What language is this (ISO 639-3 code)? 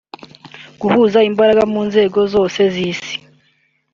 kin